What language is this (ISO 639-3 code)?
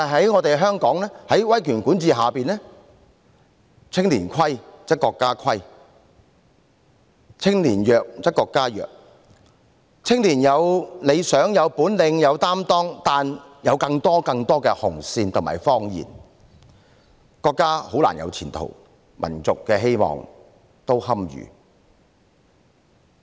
yue